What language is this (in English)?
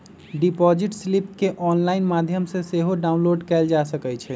Magahi